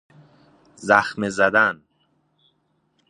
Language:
Persian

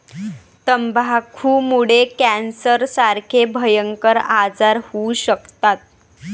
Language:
Marathi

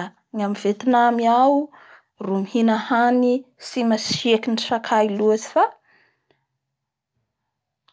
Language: Bara Malagasy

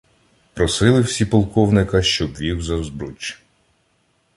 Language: Ukrainian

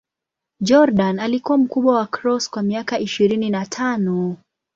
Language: Swahili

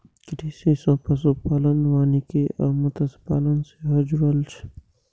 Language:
Maithili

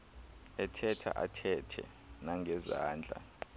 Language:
Xhosa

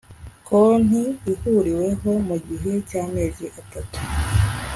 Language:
Kinyarwanda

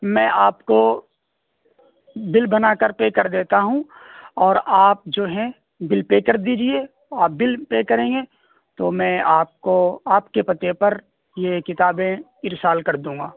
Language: Urdu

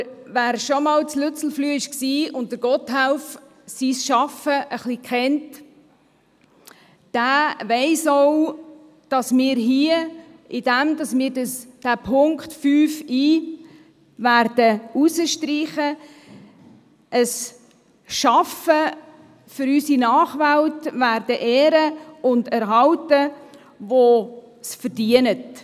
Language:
Swiss German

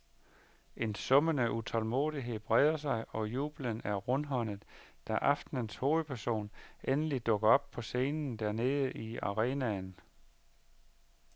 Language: Danish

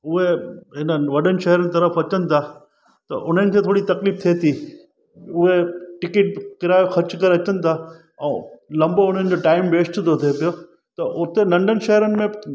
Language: Sindhi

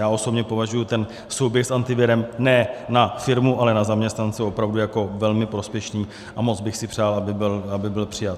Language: Czech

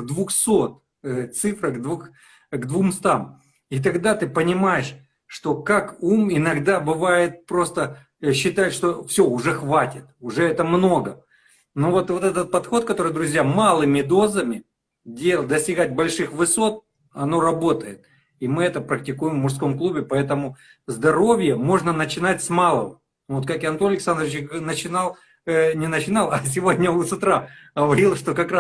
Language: Russian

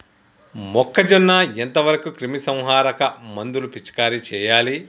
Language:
Telugu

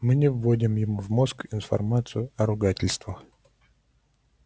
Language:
Russian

